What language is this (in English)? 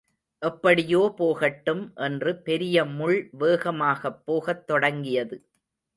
Tamil